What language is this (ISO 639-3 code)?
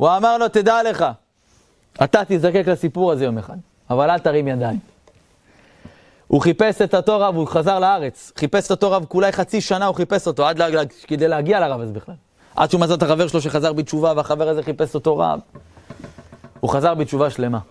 heb